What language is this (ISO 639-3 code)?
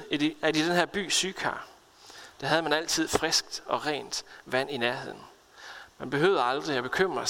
dan